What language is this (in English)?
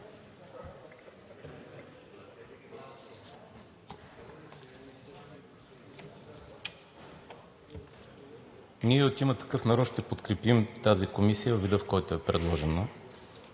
Bulgarian